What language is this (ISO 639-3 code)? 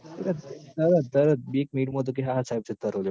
guj